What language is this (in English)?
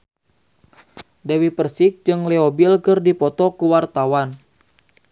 Sundanese